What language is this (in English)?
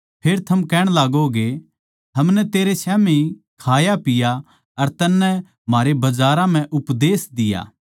Haryanvi